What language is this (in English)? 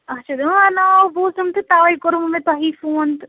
Kashmiri